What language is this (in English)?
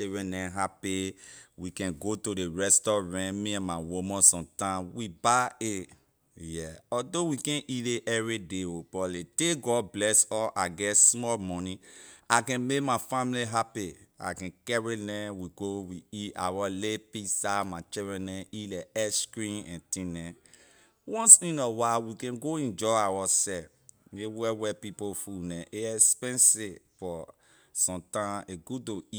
Liberian English